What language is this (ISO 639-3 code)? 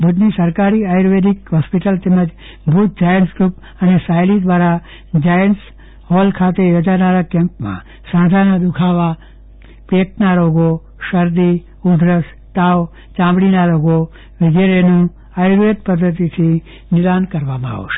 guj